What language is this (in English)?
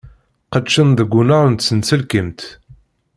Kabyle